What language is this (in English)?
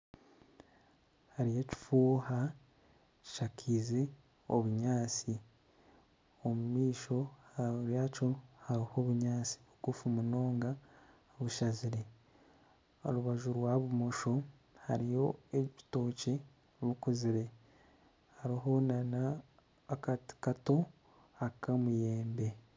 Nyankole